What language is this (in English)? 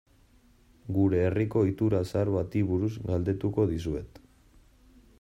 Basque